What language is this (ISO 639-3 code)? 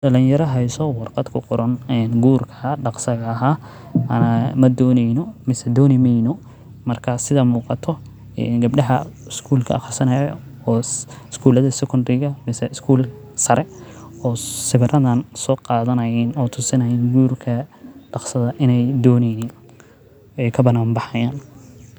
som